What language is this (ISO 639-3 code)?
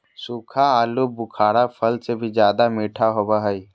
mag